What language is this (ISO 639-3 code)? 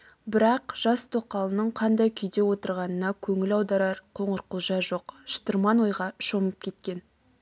kaz